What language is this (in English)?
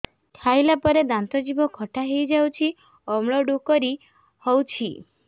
Odia